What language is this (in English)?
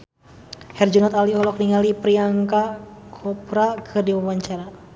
Sundanese